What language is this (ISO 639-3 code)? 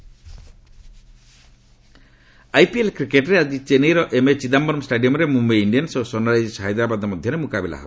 ori